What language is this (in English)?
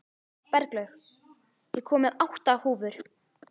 Icelandic